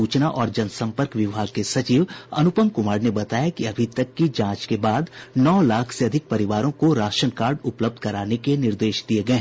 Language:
Hindi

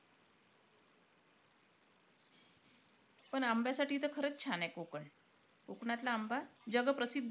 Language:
Marathi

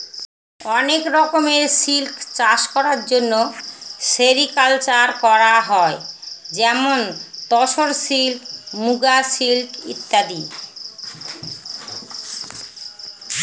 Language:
Bangla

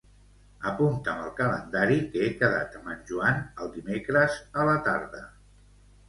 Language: Catalan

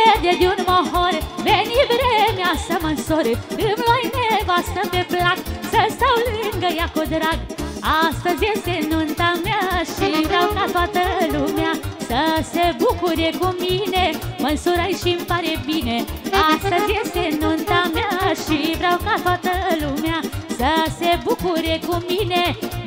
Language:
Romanian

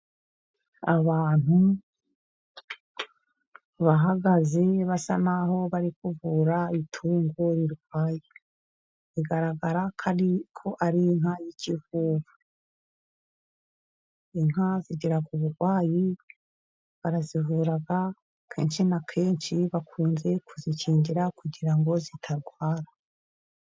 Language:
Kinyarwanda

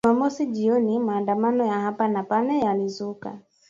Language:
Swahili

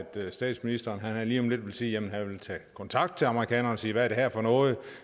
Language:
Danish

